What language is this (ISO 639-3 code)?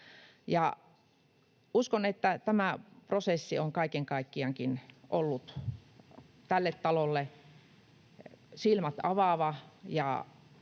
fin